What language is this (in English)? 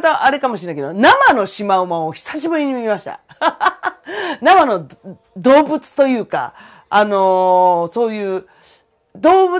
Japanese